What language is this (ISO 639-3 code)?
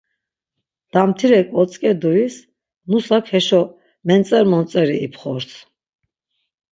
lzz